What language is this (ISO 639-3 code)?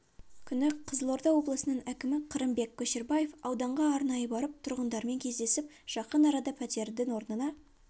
kaz